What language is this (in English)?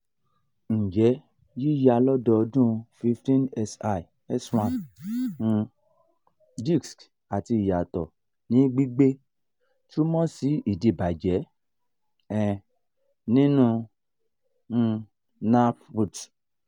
Yoruba